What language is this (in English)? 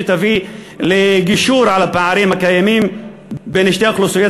Hebrew